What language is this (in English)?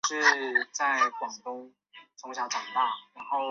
Chinese